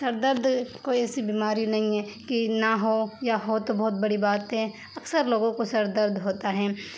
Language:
Urdu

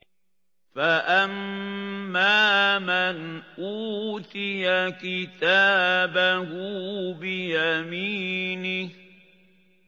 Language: Arabic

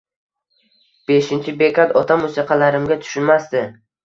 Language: Uzbek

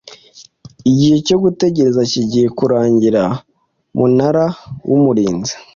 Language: Kinyarwanda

